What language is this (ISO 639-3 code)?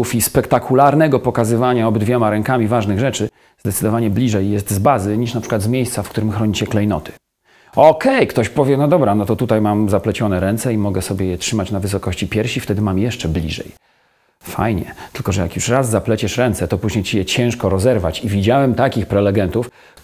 pol